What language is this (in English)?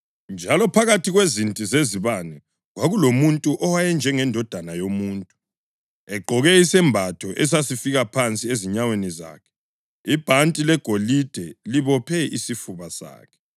North Ndebele